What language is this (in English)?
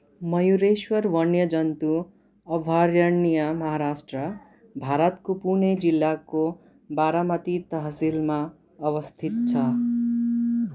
Nepali